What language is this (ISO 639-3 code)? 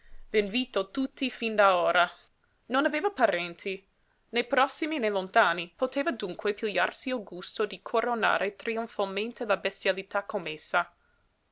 ita